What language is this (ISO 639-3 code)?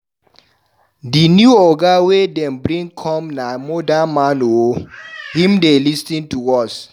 pcm